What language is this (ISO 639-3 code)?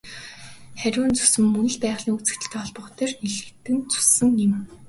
mon